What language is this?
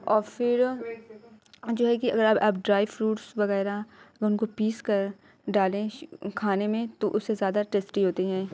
Urdu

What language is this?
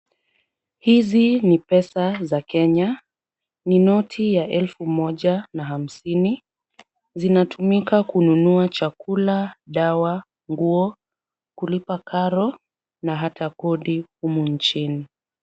Swahili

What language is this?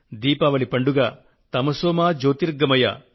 Telugu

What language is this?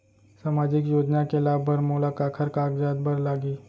Chhattisgarhi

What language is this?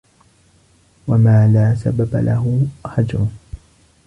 Arabic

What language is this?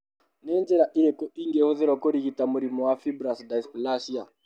Kikuyu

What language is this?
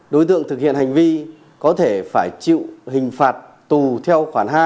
Vietnamese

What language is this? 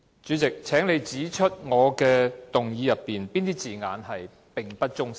Cantonese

